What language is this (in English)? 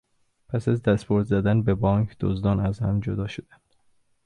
Persian